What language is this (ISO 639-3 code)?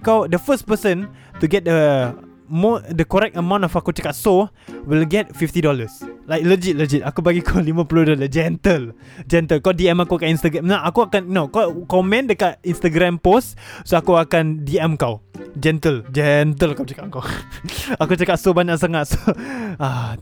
msa